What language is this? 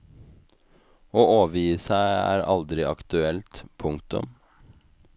Norwegian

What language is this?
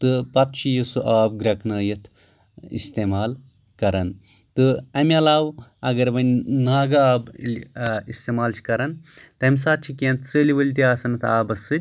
Kashmiri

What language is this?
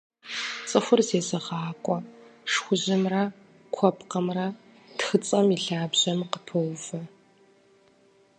Kabardian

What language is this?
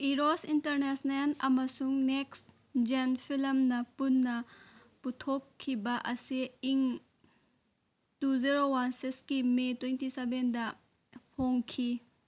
Manipuri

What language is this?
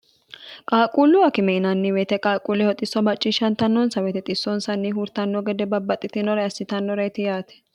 Sidamo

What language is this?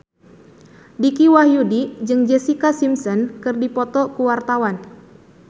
Sundanese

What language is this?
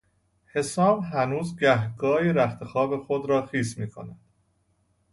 Persian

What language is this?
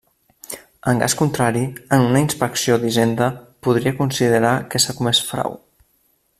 Catalan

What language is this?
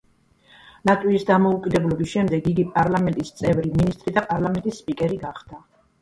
Georgian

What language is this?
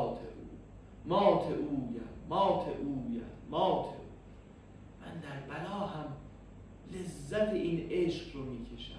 Persian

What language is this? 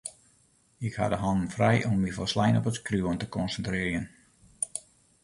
Western Frisian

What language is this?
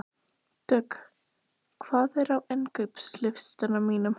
Icelandic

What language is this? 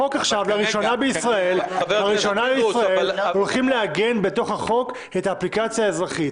Hebrew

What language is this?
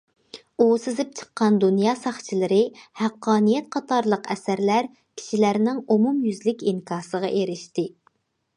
Uyghur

